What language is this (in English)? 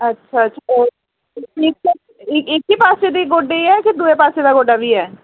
Dogri